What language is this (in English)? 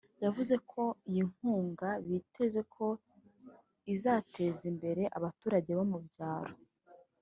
Kinyarwanda